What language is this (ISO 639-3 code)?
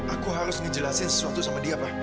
ind